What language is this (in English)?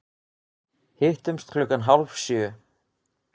Icelandic